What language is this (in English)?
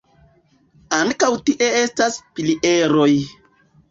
Esperanto